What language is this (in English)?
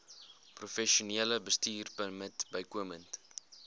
Afrikaans